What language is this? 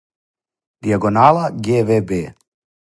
Serbian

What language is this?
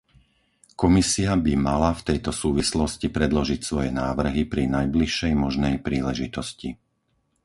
Slovak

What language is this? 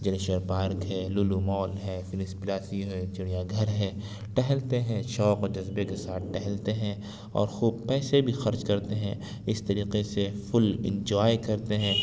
Urdu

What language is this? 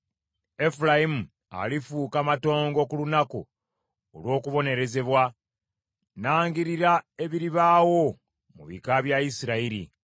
Ganda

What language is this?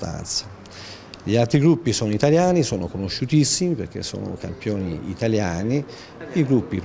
Italian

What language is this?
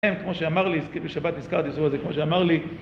Hebrew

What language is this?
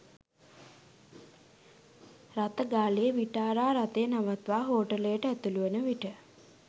Sinhala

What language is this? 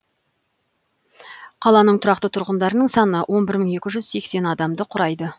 Kazakh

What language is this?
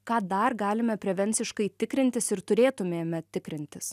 Lithuanian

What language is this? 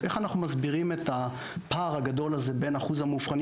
Hebrew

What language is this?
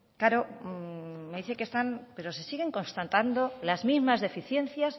Spanish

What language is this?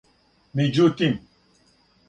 Serbian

